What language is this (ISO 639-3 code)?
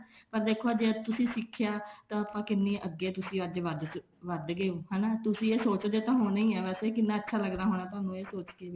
pan